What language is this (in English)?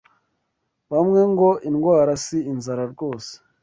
Kinyarwanda